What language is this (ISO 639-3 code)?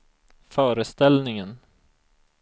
swe